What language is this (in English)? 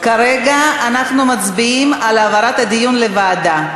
Hebrew